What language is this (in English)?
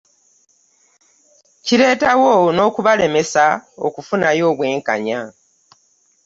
Ganda